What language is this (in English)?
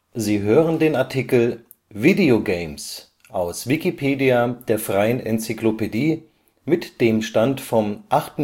German